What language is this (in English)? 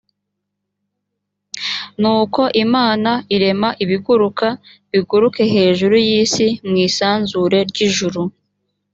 Kinyarwanda